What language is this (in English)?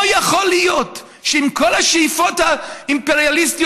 Hebrew